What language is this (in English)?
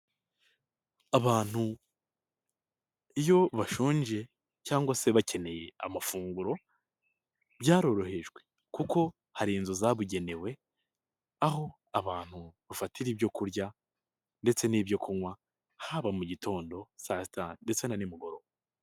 Kinyarwanda